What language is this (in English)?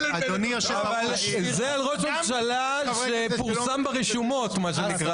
Hebrew